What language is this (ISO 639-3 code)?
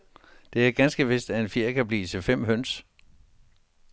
dan